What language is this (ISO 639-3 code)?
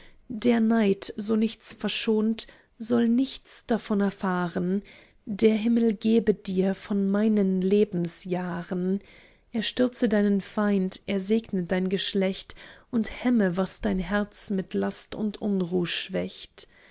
deu